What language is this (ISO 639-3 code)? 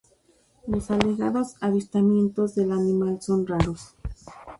spa